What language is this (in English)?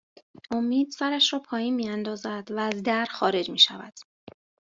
Persian